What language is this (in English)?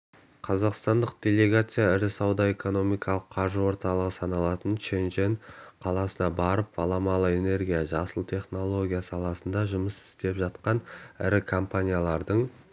Kazakh